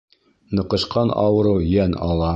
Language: Bashkir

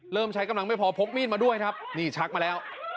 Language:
Thai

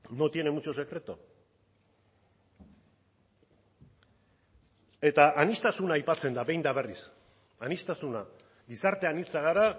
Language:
Basque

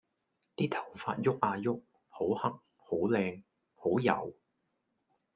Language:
Cantonese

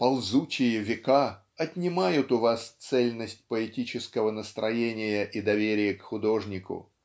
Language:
Russian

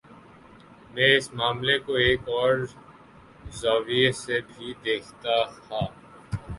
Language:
Urdu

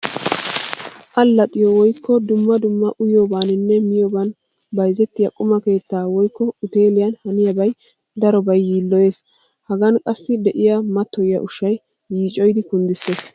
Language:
Wolaytta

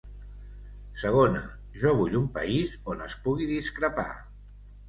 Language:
Catalan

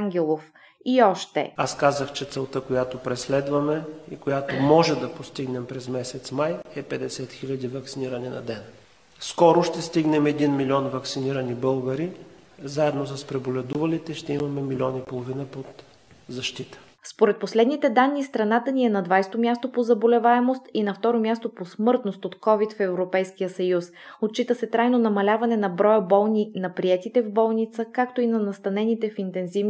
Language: Bulgarian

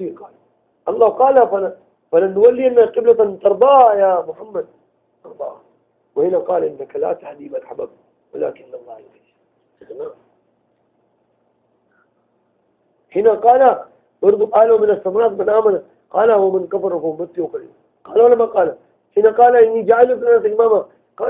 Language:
Arabic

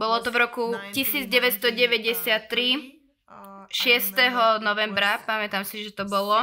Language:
Slovak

